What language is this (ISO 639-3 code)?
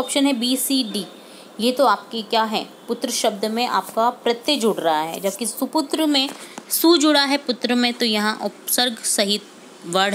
hin